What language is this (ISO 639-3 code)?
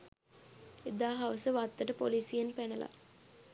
sin